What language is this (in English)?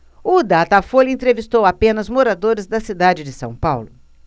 Portuguese